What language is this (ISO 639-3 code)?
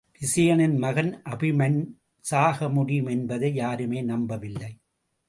tam